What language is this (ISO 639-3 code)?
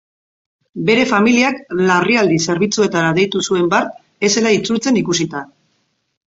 eus